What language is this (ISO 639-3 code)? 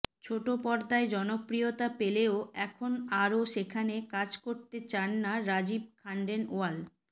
ben